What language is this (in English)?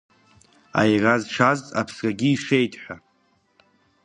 Abkhazian